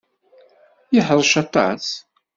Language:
Kabyle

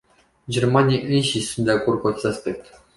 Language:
Romanian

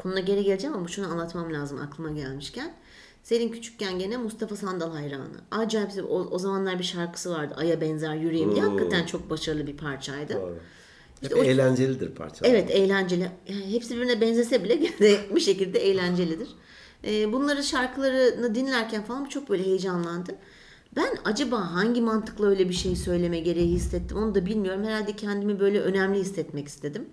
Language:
Turkish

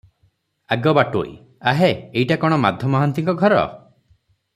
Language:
Odia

